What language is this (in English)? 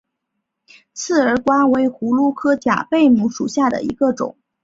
Chinese